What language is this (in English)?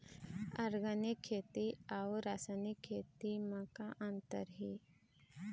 Chhattisgarhi